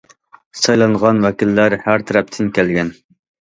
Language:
Uyghur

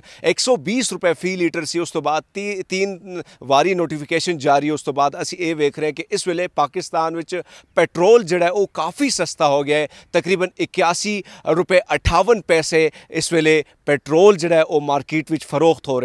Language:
Hindi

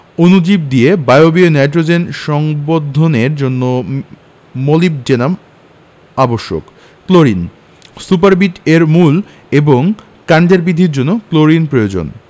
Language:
Bangla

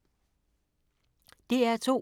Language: Danish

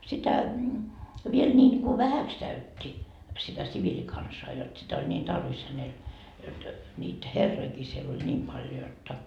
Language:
Finnish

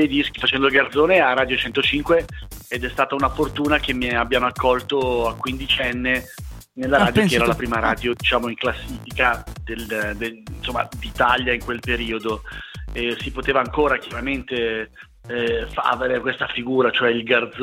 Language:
Italian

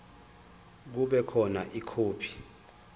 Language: Zulu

